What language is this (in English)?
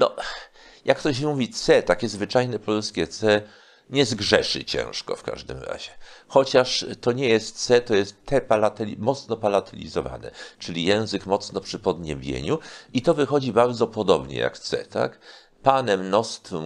Polish